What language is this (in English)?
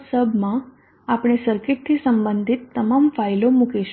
Gujarati